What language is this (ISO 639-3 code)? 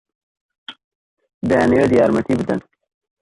ckb